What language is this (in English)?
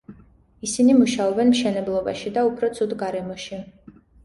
Georgian